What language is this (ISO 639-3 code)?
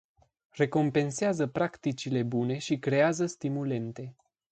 ron